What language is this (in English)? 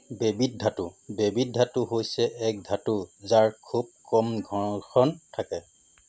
Assamese